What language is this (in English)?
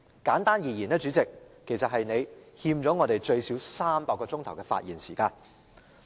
Cantonese